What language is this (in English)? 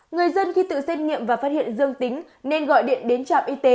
Vietnamese